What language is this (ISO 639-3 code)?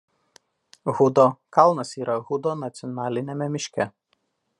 lit